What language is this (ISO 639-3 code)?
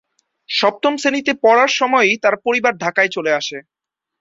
ben